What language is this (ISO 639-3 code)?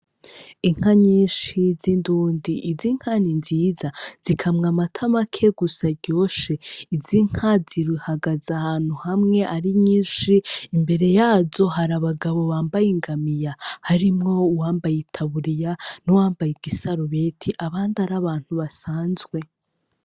run